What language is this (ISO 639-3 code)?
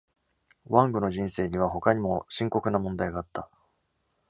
jpn